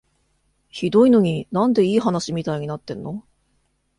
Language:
Japanese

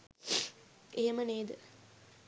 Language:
Sinhala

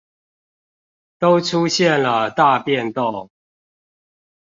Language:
Chinese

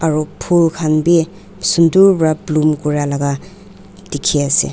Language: Naga Pidgin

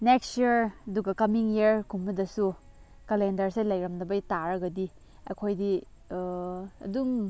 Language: Manipuri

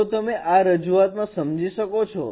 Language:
Gujarati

